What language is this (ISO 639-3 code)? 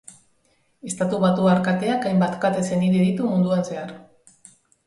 eus